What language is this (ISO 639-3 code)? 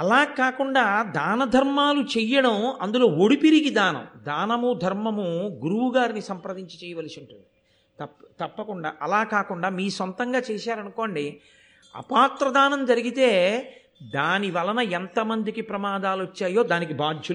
tel